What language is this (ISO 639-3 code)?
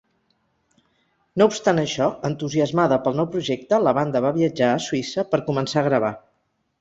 cat